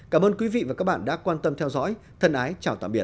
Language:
Vietnamese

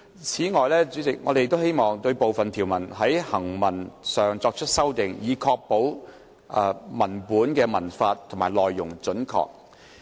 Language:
Cantonese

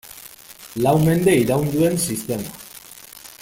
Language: Basque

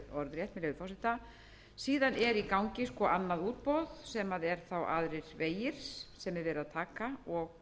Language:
Icelandic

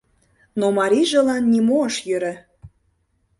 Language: Mari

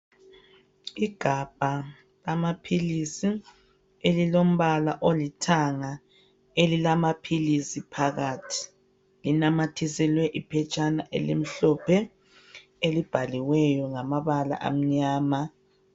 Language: North Ndebele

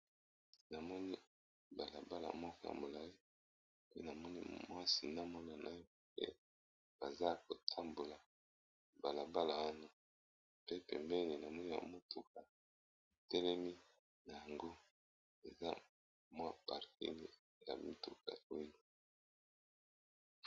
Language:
Lingala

